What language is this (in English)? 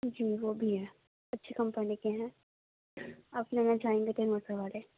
Urdu